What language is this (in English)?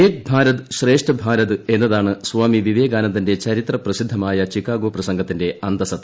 Malayalam